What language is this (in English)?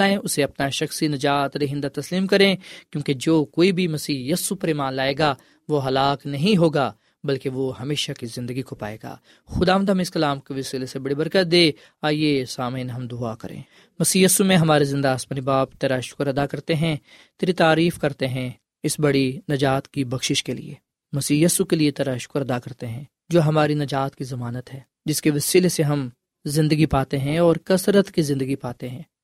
Urdu